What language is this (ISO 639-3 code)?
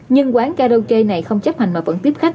vie